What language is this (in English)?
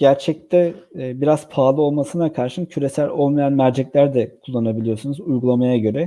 Turkish